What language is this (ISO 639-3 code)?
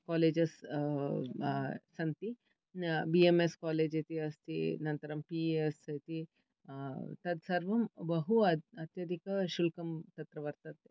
san